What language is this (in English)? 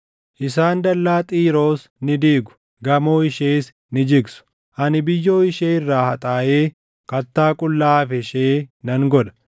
Oromo